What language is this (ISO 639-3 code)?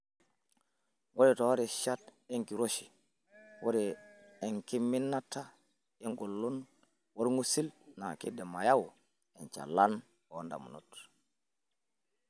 mas